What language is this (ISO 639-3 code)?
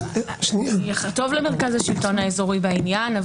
heb